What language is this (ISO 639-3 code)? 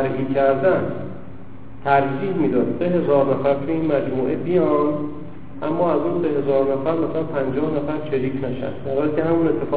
fas